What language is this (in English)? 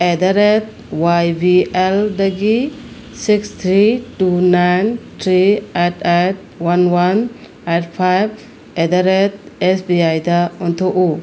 Manipuri